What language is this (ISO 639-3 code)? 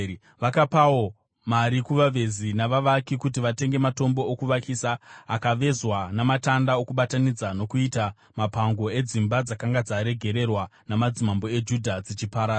sna